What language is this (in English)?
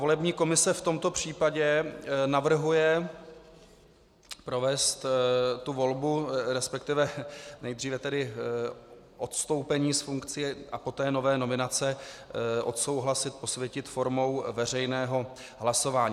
Czech